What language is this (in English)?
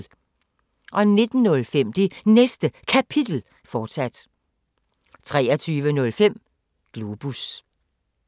Danish